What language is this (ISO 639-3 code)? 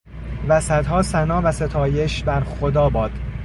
fas